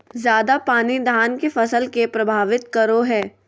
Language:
Magahi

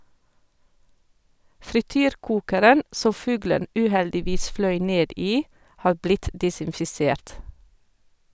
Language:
Norwegian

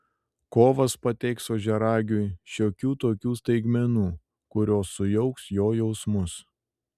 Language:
Lithuanian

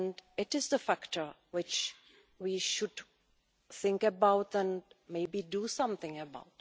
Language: English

